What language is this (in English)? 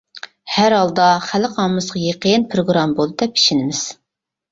Uyghur